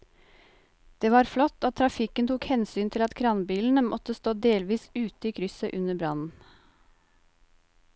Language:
Norwegian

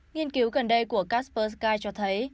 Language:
Vietnamese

